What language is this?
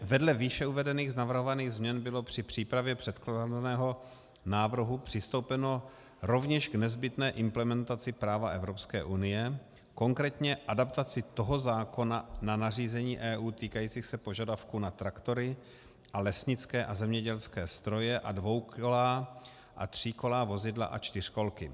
Czech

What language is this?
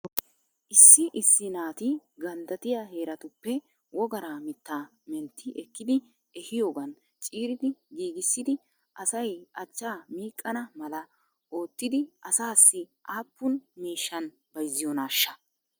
Wolaytta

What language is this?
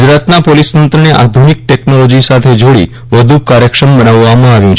Gujarati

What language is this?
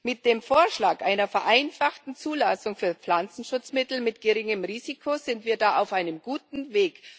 German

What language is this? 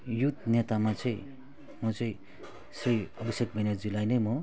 Nepali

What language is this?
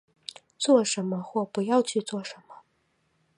Chinese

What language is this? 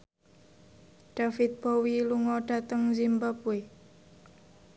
Javanese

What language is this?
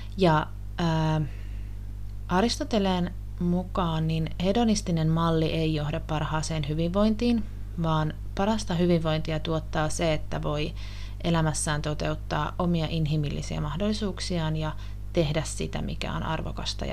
Finnish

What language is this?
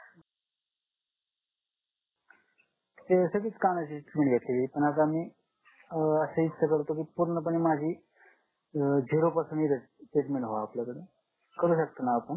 Marathi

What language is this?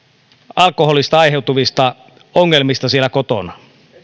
Finnish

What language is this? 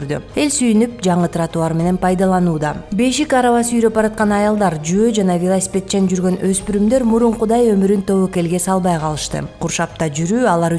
Turkish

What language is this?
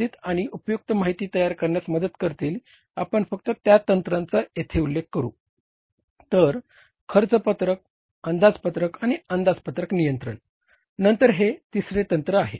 Marathi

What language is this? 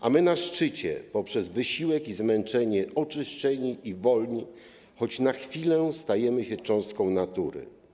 Polish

